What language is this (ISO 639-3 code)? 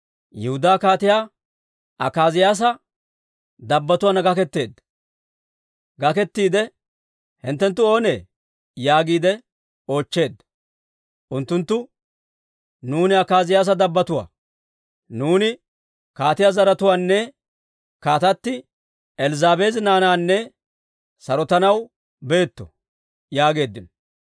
dwr